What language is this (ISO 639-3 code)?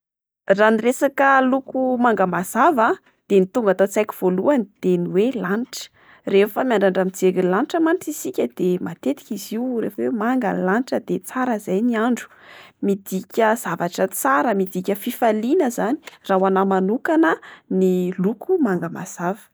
mlg